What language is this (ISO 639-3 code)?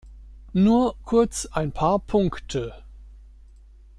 deu